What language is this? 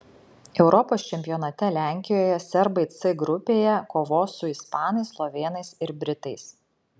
Lithuanian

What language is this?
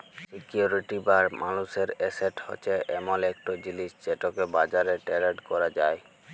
Bangla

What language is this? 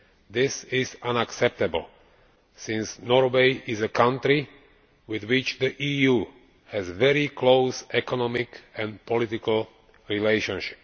English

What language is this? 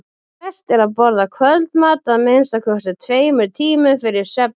Icelandic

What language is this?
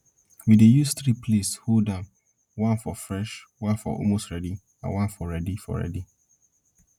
Nigerian Pidgin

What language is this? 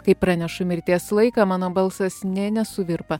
Lithuanian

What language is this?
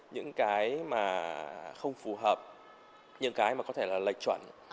Vietnamese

